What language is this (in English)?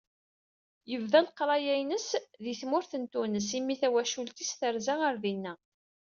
Kabyle